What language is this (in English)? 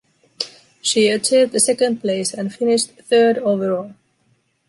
English